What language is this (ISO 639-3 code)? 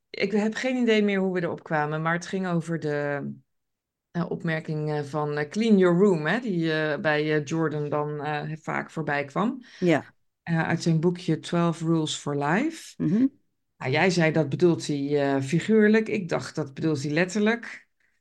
nld